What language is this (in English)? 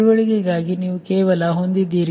Kannada